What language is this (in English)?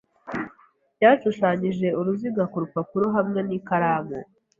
Kinyarwanda